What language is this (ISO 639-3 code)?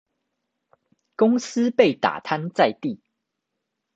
zho